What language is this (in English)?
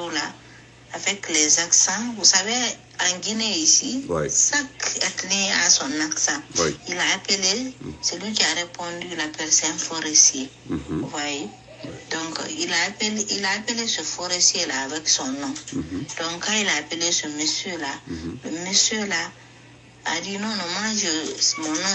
French